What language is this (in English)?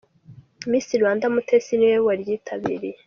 Kinyarwanda